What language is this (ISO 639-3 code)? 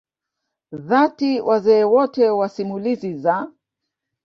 swa